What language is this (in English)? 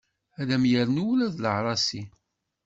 Kabyle